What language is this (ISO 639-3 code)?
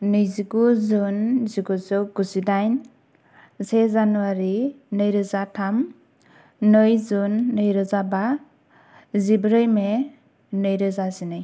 brx